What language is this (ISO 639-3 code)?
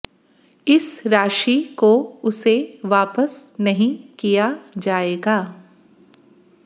hin